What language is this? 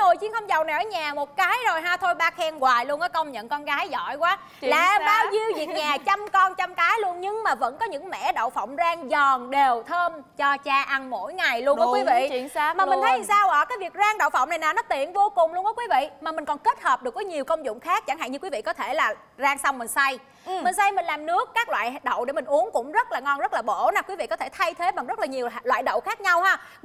Vietnamese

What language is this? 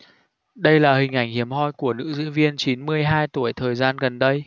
Vietnamese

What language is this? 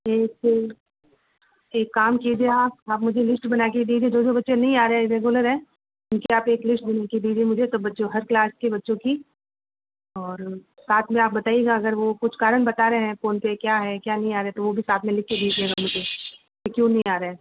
Hindi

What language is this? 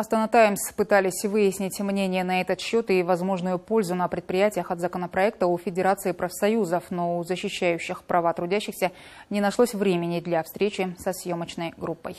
Russian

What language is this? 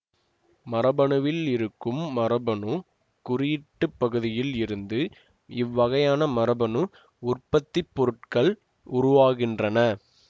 Tamil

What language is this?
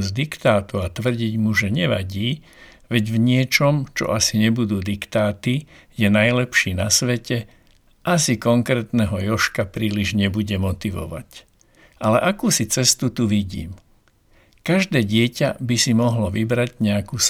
Slovak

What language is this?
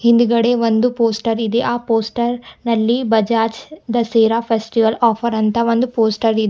Kannada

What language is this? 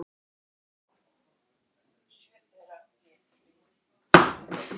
Icelandic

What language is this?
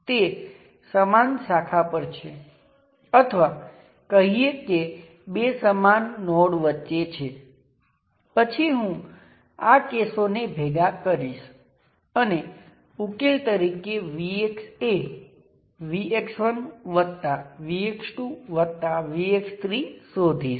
Gujarati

